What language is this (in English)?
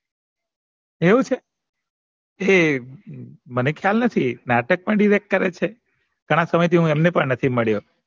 Gujarati